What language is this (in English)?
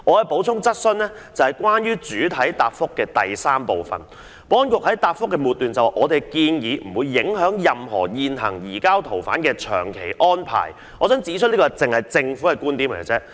Cantonese